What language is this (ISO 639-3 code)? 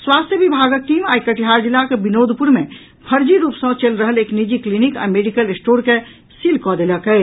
mai